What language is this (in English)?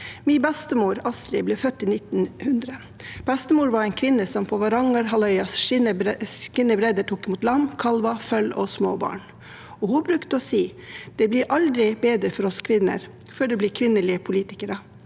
Norwegian